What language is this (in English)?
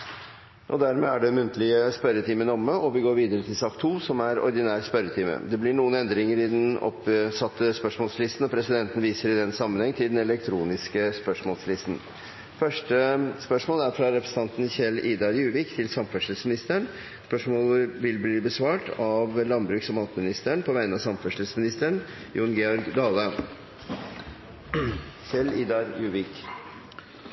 Norwegian Bokmål